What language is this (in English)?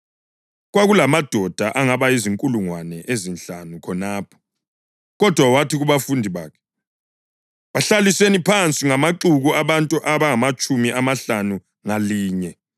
North Ndebele